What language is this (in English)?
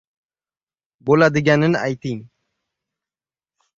Uzbek